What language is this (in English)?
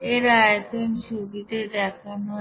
Bangla